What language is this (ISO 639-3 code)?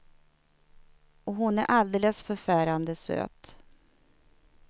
swe